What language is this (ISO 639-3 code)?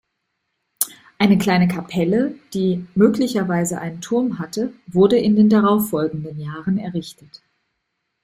deu